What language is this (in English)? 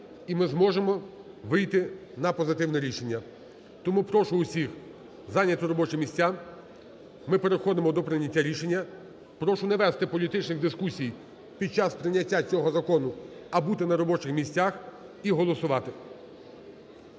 Ukrainian